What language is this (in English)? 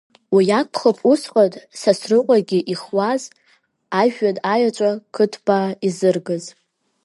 Abkhazian